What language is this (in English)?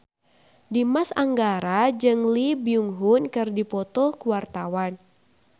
Sundanese